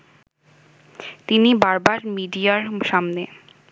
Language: Bangla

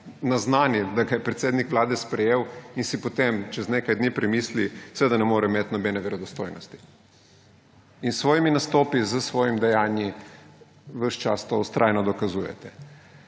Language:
Slovenian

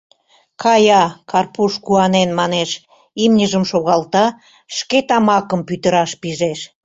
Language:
Mari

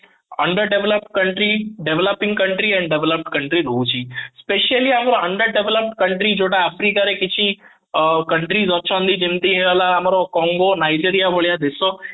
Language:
Odia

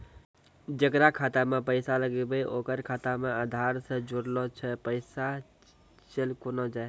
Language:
Maithili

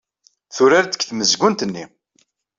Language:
Kabyle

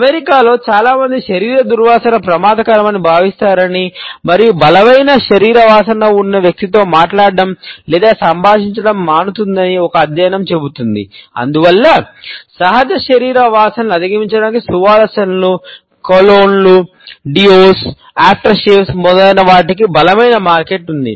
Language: Telugu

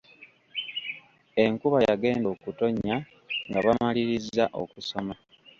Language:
Ganda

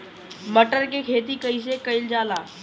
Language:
Bhojpuri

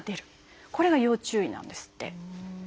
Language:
Japanese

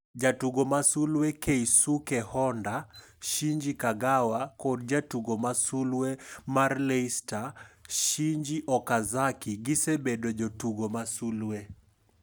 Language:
Luo (Kenya and Tanzania)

